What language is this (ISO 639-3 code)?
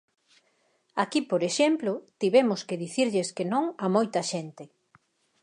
glg